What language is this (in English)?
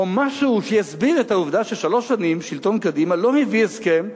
Hebrew